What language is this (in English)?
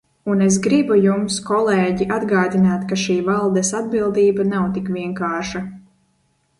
Latvian